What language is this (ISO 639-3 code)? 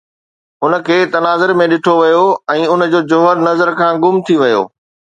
snd